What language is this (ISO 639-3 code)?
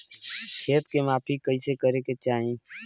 bho